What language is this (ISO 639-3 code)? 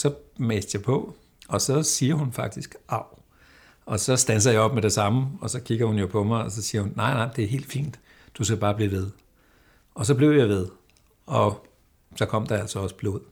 dan